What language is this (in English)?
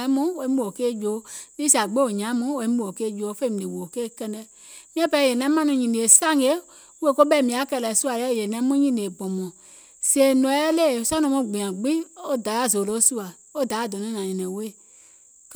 Gola